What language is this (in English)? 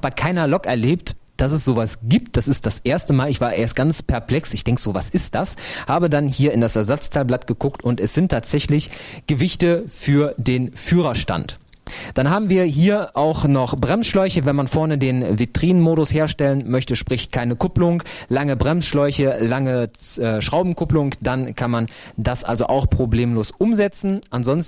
German